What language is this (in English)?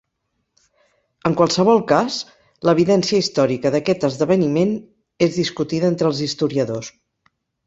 Catalan